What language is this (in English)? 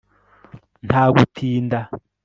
Kinyarwanda